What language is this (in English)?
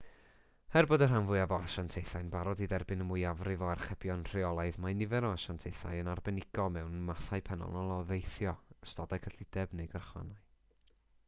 Welsh